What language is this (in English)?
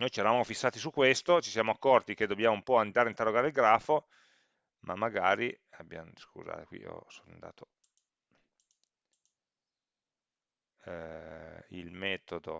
Italian